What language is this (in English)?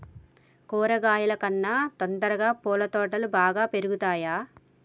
Telugu